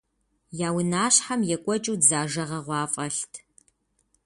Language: Kabardian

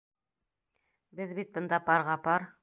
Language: Bashkir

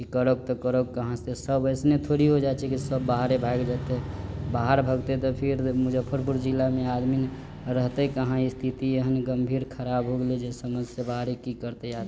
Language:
Maithili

